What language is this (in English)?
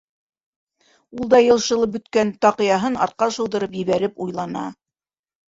Bashkir